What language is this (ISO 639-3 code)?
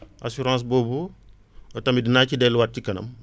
wol